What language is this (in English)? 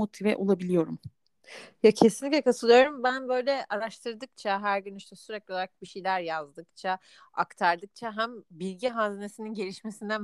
Turkish